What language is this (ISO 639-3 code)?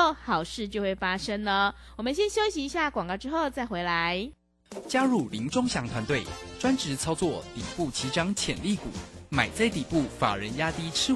zho